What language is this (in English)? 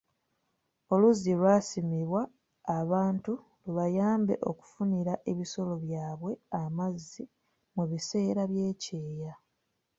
Ganda